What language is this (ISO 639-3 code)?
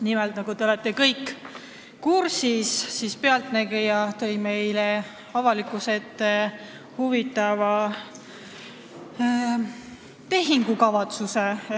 est